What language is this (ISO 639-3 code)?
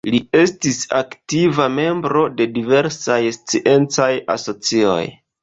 epo